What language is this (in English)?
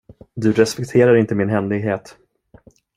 Swedish